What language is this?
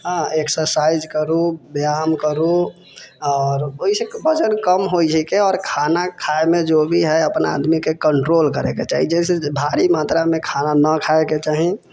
Maithili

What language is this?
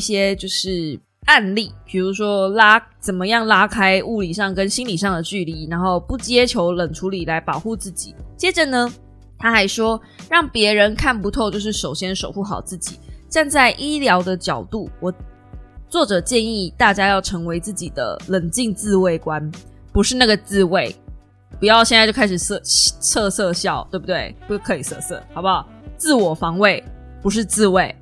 Chinese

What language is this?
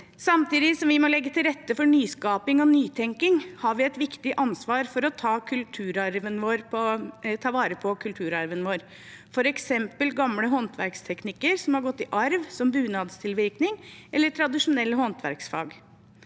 Norwegian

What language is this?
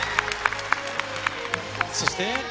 Japanese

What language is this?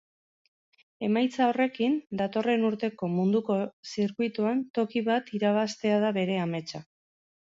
Basque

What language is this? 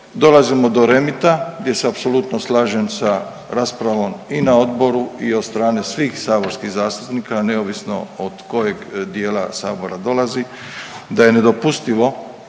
Croatian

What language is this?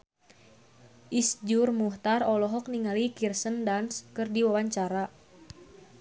Sundanese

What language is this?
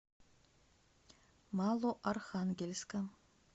Russian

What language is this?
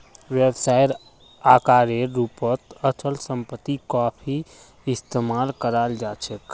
Magahi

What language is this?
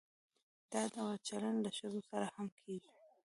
Pashto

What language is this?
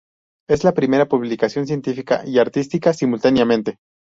Spanish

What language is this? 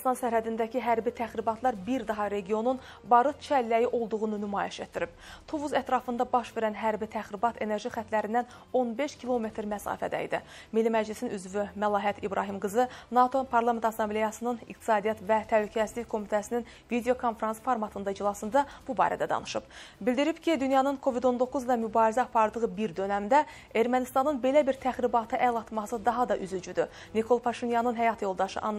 Turkish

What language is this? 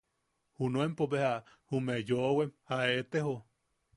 Yaqui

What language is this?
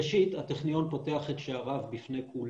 Hebrew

